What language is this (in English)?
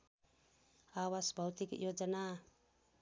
Nepali